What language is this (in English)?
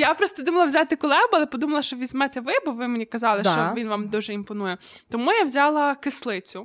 Ukrainian